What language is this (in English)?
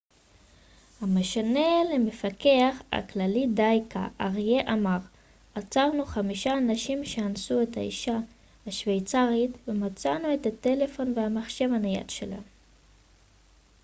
Hebrew